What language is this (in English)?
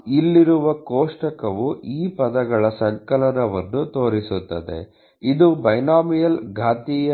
Kannada